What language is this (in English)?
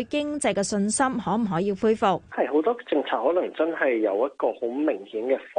Chinese